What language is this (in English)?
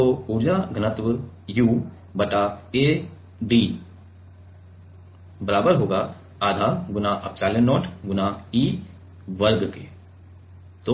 Hindi